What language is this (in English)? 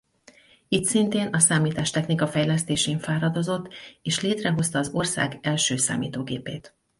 Hungarian